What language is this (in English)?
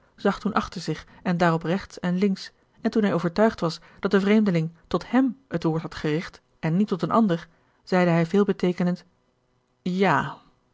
Dutch